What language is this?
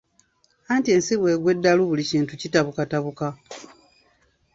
Ganda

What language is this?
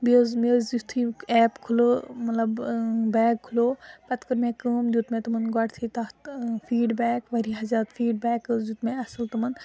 Kashmiri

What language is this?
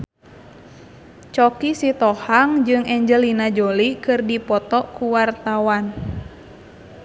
Sundanese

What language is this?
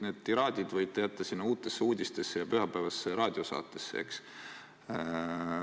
Estonian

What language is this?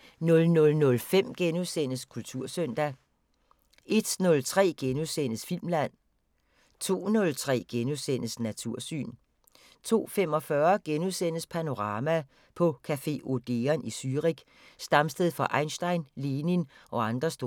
Danish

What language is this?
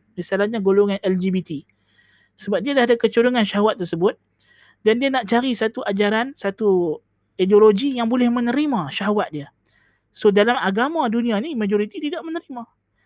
Malay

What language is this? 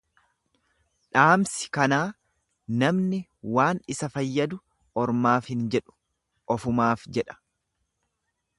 Oromo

